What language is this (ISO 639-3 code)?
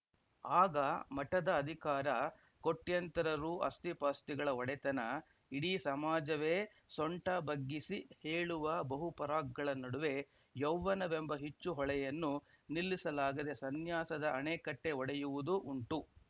kan